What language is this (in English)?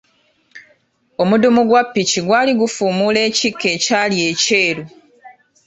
Ganda